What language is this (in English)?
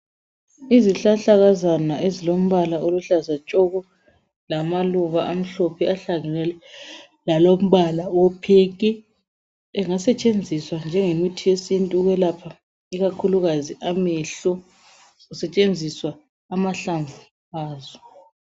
North Ndebele